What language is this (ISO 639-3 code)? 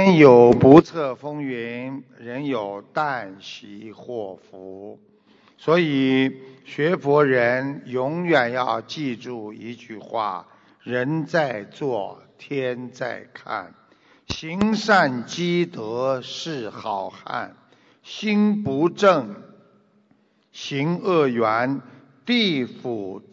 zho